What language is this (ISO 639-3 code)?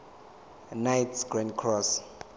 zul